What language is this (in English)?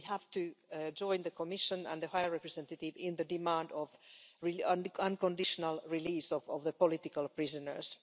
English